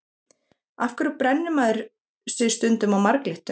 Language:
Icelandic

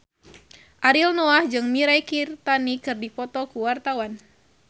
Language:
Sundanese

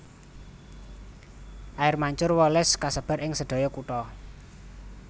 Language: Javanese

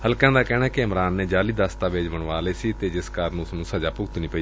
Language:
Punjabi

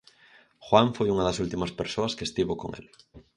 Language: Galician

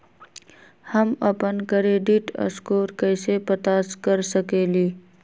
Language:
Magahi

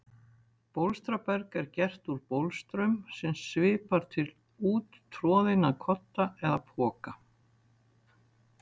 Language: Icelandic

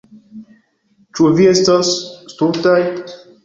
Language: Esperanto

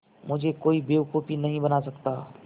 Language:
Hindi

